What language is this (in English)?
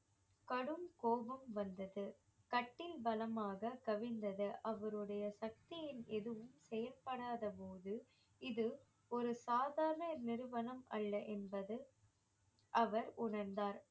Tamil